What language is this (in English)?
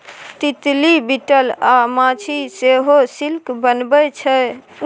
Maithili